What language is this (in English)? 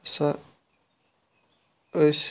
Kashmiri